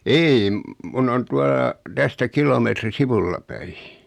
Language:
Finnish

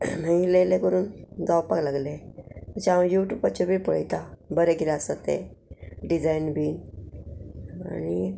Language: Konkani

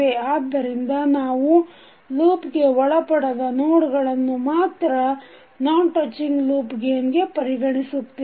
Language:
Kannada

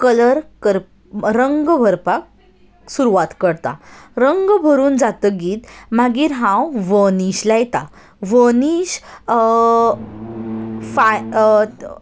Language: Konkani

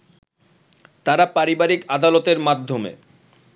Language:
Bangla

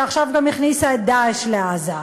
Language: Hebrew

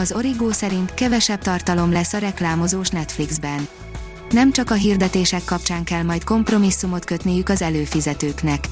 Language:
Hungarian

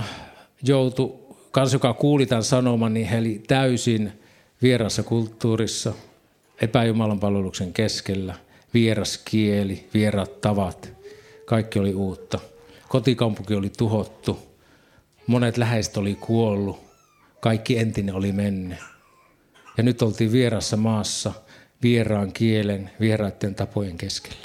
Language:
Finnish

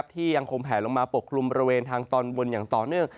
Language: Thai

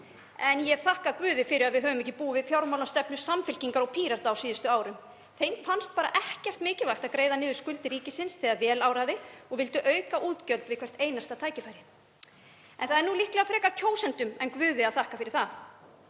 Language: Icelandic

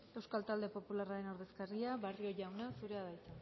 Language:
Basque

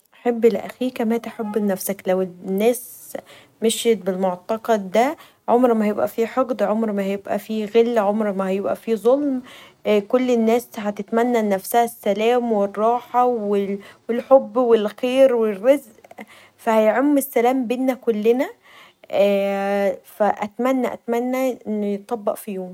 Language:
Egyptian Arabic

